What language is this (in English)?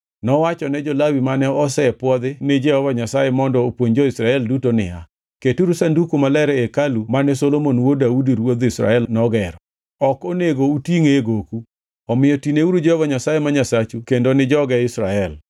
Luo (Kenya and Tanzania)